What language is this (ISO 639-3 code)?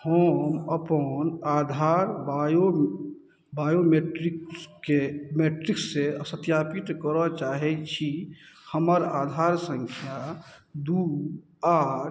mai